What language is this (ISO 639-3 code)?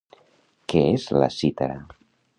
cat